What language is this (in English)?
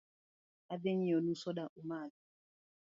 Luo (Kenya and Tanzania)